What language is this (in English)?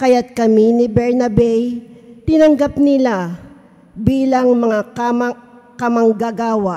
Filipino